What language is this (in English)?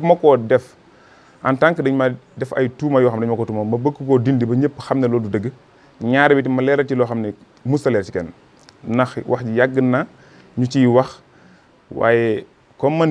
French